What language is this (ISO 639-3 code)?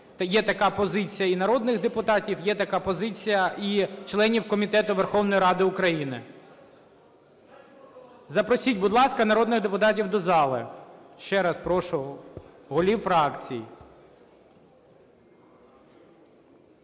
ukr